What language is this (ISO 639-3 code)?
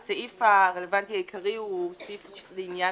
heb